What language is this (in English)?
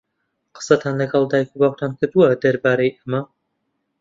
Central Kurdish